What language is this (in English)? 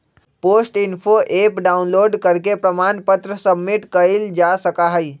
Magahi